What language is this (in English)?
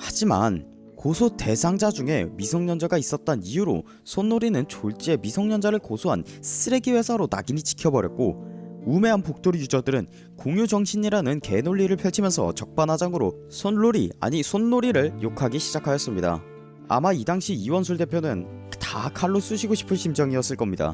Korean